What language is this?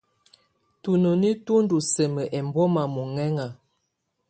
Tunen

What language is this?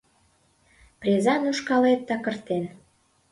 Mari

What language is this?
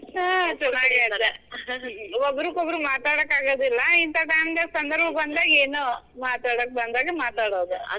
Kannada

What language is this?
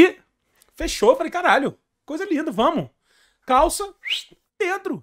Portuguese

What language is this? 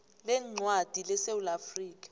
South Ndebele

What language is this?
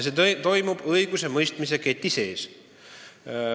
Estonian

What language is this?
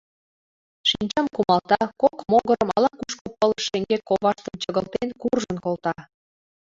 Mari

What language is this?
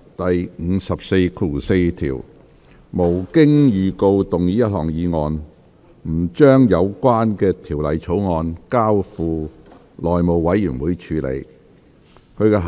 Cantonese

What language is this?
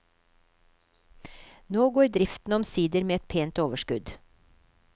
Norwegian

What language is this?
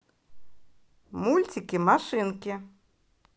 Russian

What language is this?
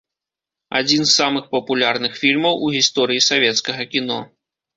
Belarusian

